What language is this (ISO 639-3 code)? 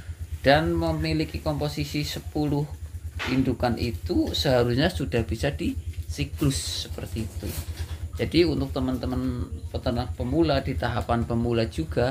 ind